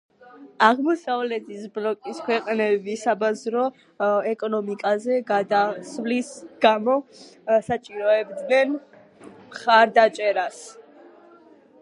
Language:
Georgian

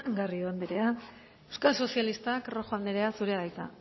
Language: Basque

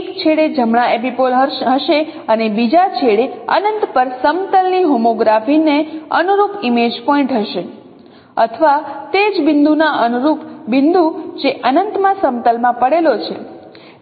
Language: Gujarati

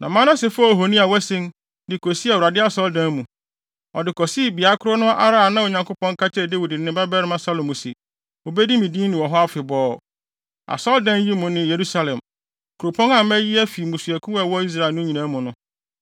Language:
Akan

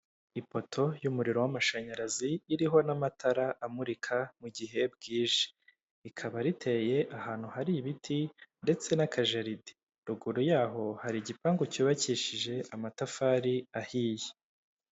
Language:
Kinyarwanda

